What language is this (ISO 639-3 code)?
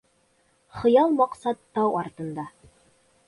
bak